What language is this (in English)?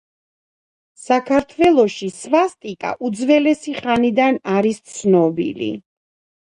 Georgian